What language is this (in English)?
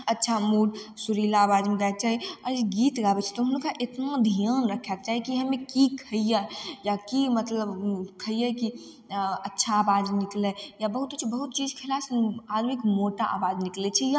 Maithili